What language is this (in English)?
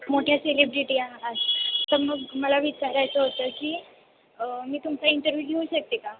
Marathi